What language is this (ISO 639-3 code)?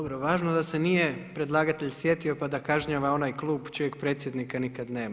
hrv